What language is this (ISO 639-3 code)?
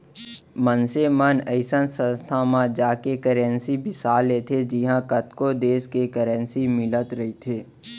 hne